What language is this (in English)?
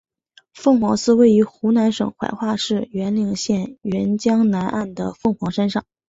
Chinese